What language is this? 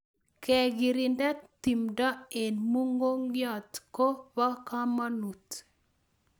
Kalenjin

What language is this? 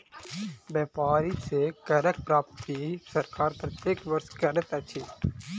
Maithili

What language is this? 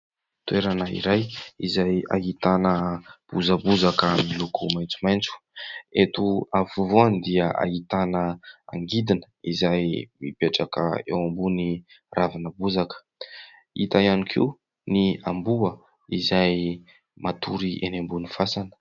Malagasy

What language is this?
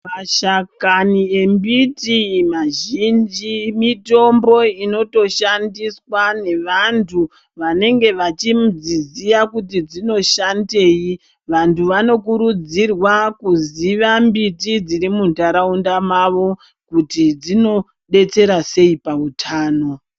Ndau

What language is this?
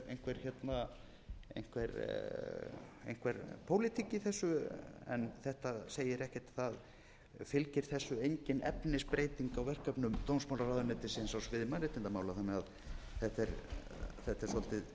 Icelandic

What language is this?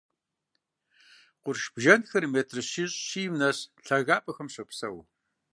Kabardian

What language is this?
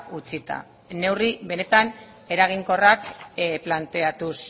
Basque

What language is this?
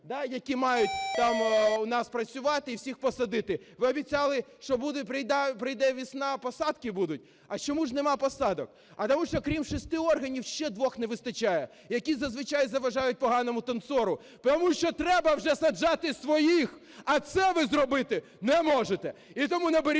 Ukrainian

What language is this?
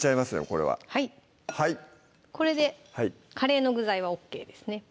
Japanese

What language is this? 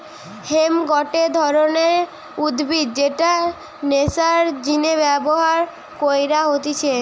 Bangla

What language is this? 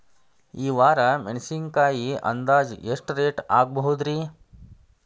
Kannada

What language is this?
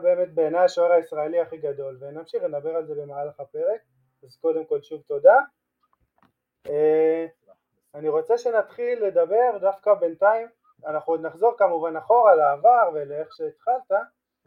Hebrew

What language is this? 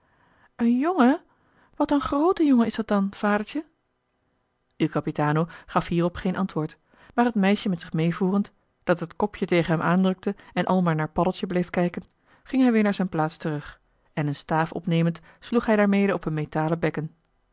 Dutch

